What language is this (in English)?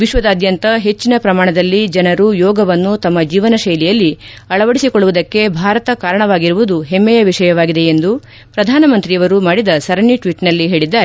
Kannada